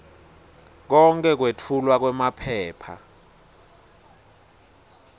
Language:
Swati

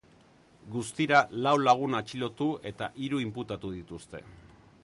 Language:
Basque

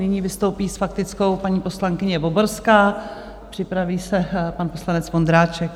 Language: Czech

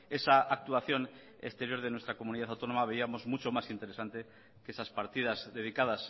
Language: Spanish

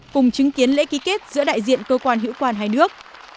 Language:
Vietnamese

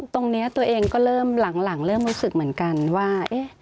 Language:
Thai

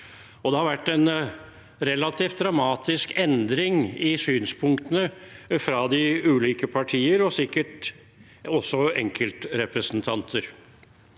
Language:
Norwegian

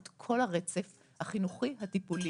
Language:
Hebrew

